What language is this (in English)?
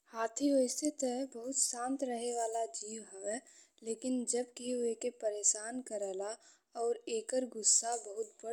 Bhojpuri